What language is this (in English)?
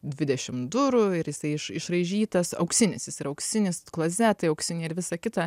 Lithuanian